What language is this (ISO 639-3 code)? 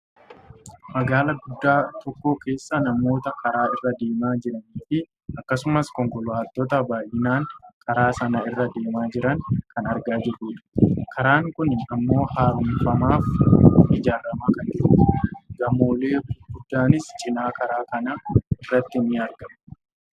orm